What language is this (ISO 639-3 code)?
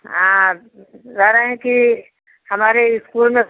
hin